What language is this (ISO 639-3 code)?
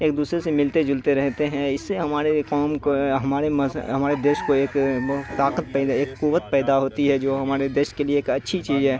urd